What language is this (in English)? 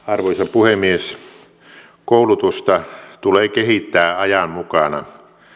Finnish